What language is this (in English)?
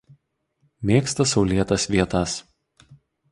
Lithuanian